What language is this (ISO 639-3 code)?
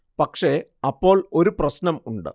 mal